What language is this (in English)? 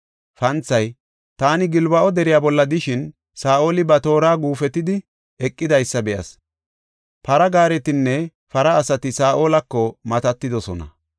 Gofa